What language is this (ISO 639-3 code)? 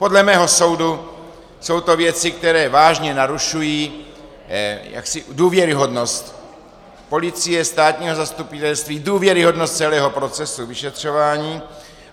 ces